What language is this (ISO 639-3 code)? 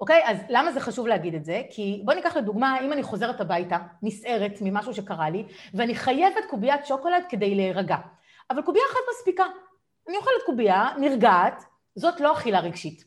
heb